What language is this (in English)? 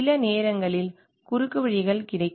Tamil